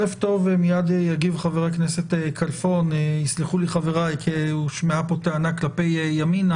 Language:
Hebrew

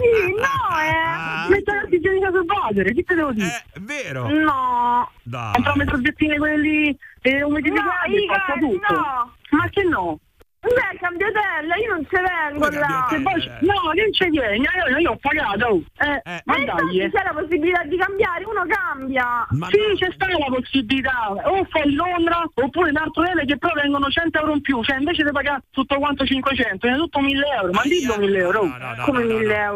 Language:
Italian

